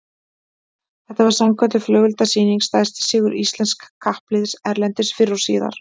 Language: Icelandic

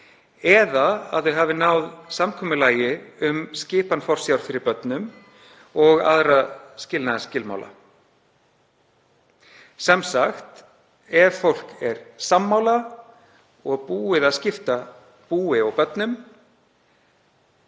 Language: Icelandic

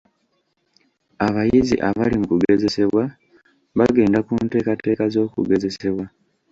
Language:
Ganda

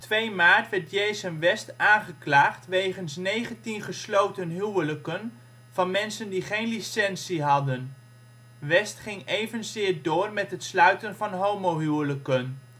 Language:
Dutch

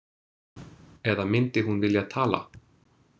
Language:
Icelandic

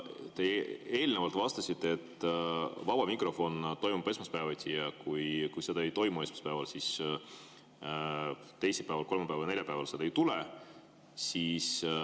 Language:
Estonian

